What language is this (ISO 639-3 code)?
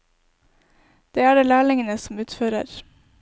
nor